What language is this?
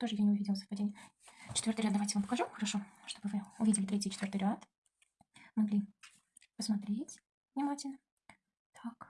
Russian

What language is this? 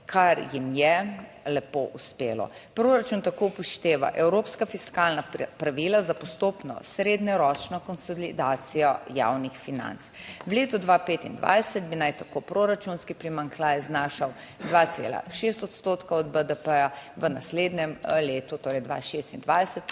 Slovenian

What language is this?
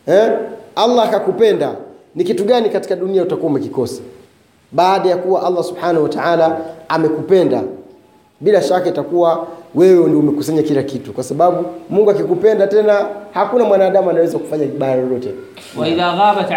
Swahili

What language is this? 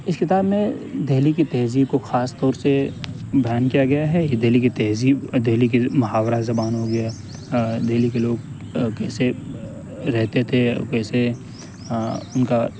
Urdu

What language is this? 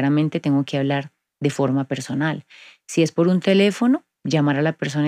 Spanish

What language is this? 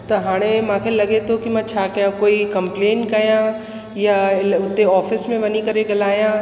Sindhi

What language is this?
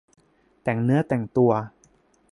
Thai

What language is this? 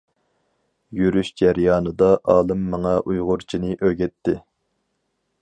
Uyghur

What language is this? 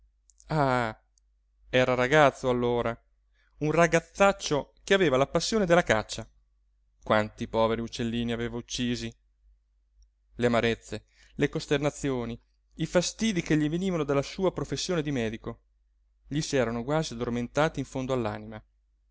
Italian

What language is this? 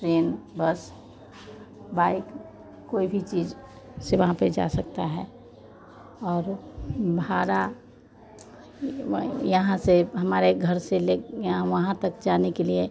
Hindi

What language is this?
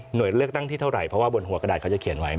Thai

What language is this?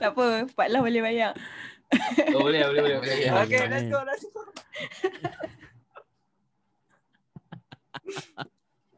Malay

